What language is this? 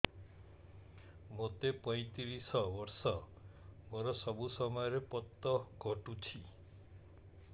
Odia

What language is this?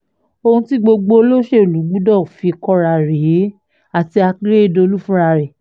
Yoruba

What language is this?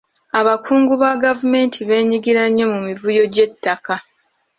Ganda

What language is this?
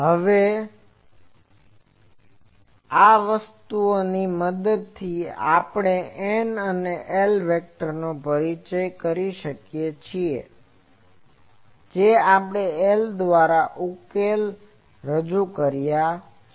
Gujarati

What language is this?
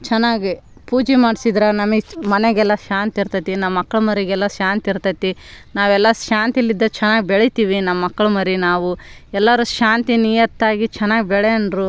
Kannada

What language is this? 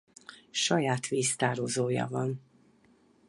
Hungarian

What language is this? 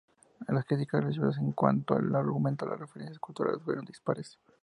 Spanish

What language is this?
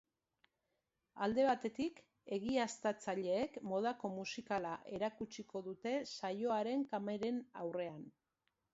Basque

